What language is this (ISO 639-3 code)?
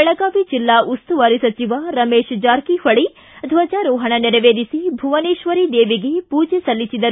kan